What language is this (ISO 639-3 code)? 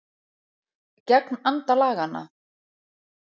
isl